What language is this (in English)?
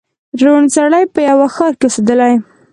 Pashto